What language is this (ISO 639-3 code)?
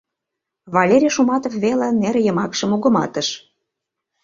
chm